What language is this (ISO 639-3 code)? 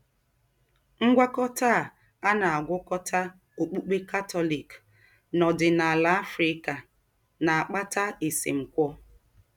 ibo